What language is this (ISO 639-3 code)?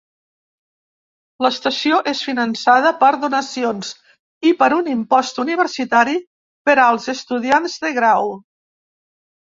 cat